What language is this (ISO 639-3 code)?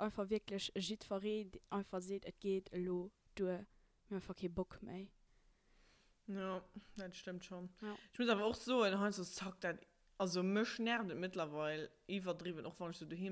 deu